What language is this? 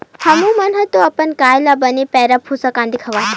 Chhattisgarhi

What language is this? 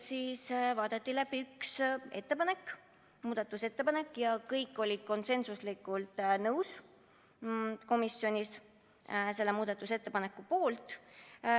Estonian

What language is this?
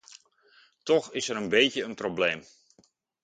Dutch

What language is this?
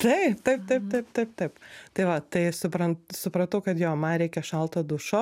Lithuanian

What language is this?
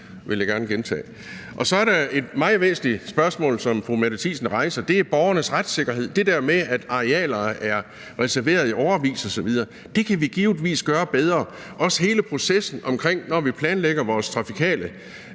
Danish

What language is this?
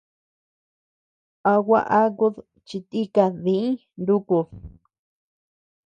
Tepeuxila Cuicatec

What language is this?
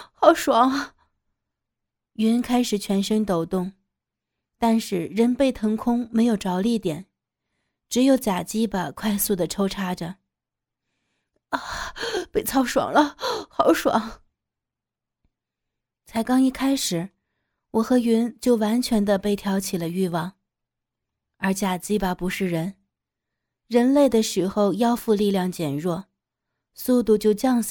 Chinese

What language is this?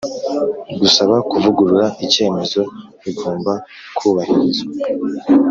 Kinyarwanda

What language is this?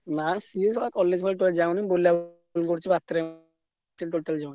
Odia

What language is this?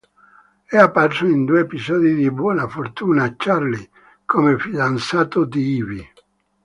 Italian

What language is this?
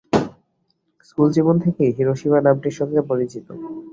Bangla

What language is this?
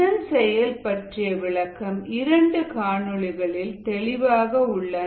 Tamil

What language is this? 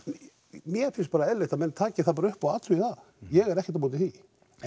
Icelandic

